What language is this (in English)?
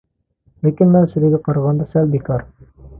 Uyghur